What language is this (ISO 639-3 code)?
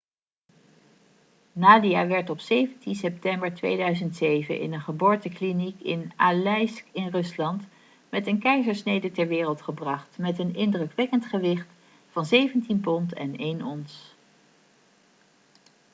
nld